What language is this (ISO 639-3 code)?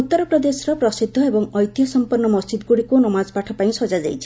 ori